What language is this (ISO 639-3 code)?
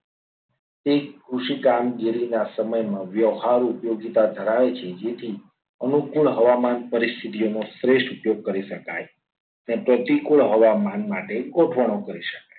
guj